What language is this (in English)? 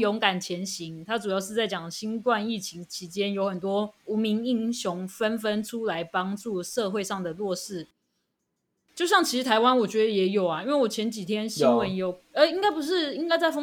Chinese